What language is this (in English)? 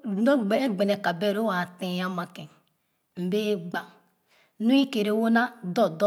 Khana